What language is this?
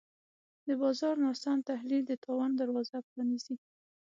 Pashto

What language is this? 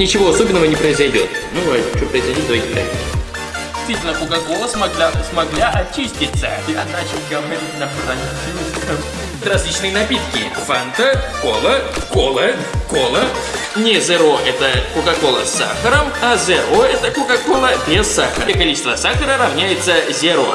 Russian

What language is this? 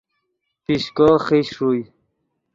Yidgha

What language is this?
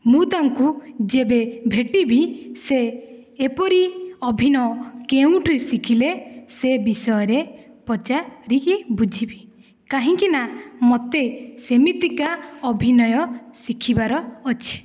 Odia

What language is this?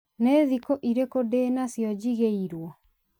Kikuyu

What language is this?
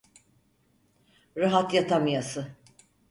Turkish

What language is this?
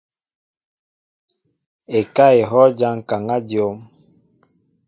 Mbo (Cameroon)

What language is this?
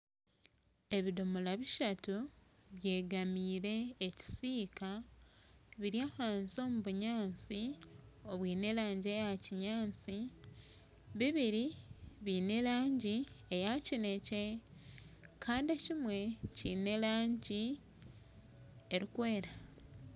Nyankole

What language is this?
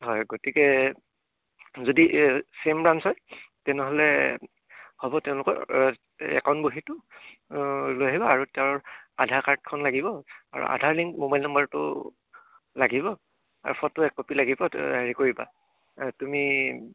Assamese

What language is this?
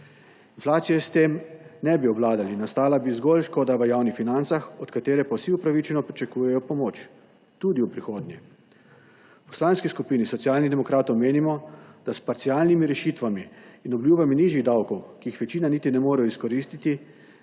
Slovenian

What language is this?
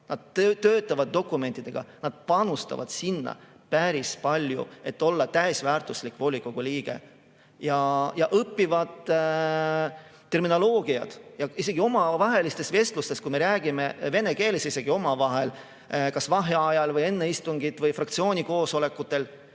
Estonian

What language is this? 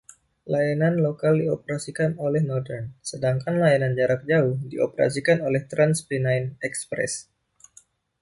Indonesian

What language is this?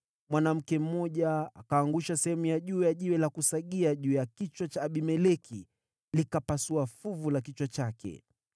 Swahili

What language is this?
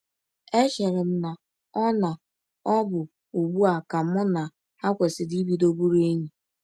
Igbo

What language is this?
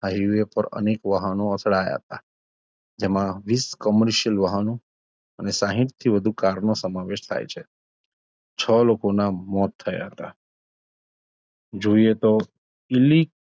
Gujarati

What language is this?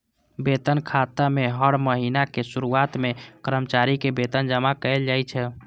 Maithili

